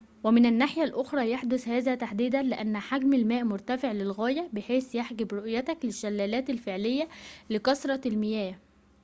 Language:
Arabic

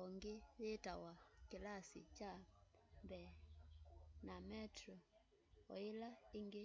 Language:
Kamba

